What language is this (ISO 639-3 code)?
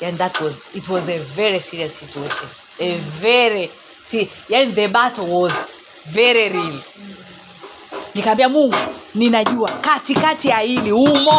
swa